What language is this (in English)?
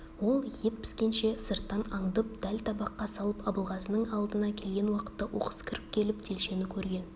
Kazakh